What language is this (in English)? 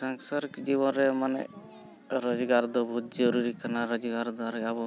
Santali